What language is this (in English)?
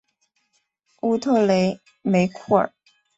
Chinese